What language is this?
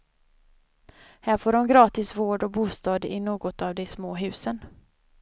Swedish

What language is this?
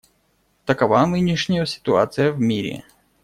Russian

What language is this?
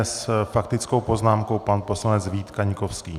Czech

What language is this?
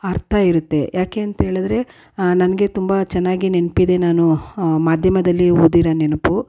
Kannada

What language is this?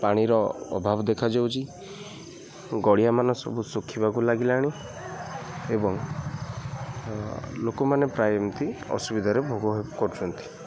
Odia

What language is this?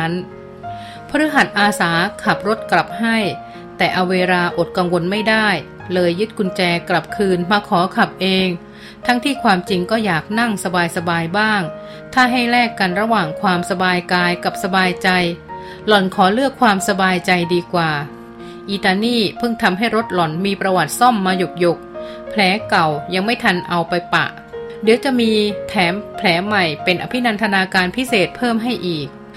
Thai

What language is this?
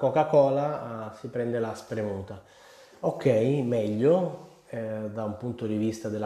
Italian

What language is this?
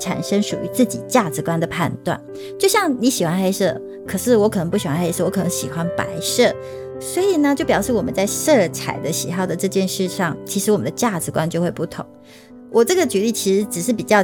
Chinese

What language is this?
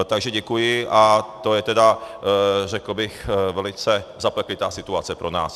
Czech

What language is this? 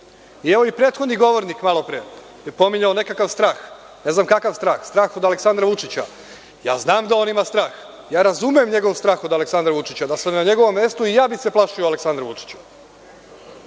Serbian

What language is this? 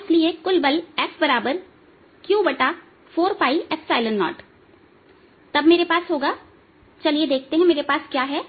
Hindi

